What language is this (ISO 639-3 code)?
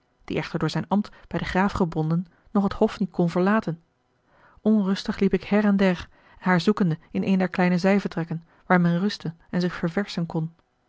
nld